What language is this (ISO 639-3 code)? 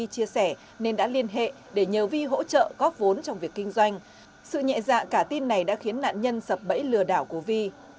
vie